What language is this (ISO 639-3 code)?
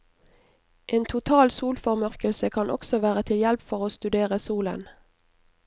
nor